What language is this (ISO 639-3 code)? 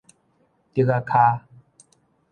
nan